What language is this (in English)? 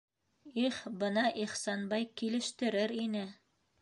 Bashkir